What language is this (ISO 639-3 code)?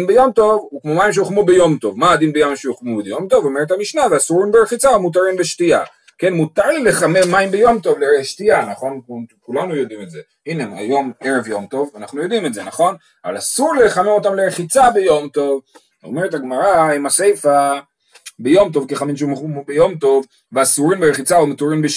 heb